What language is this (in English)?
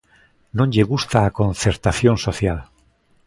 Galician